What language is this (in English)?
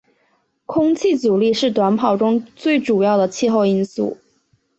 Chinese